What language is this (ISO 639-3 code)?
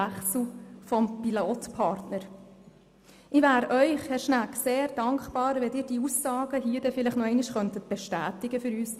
gsw